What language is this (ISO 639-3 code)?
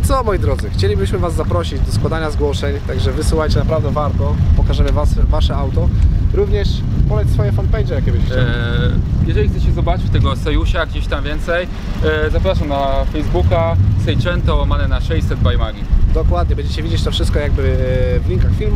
pol